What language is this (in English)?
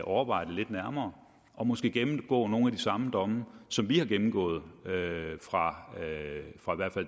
Danish